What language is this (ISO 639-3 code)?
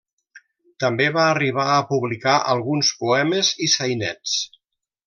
cat